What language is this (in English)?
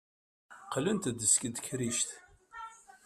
Kabyle